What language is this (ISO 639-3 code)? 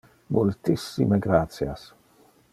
ina